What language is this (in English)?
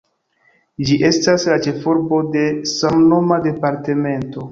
Esperanto